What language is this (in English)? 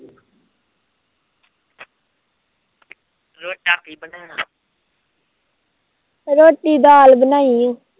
Punjabi